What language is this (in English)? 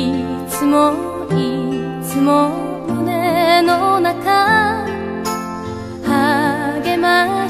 Korean